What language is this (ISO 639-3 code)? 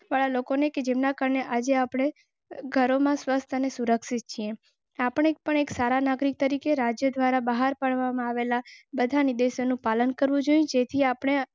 guj